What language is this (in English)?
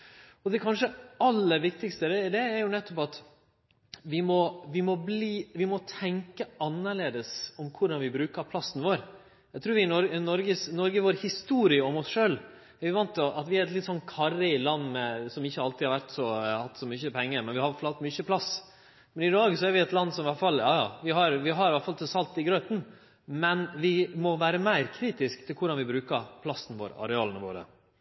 Norwegian Nynorsk